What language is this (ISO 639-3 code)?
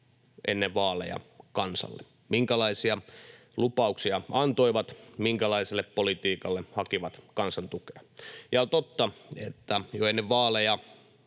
fin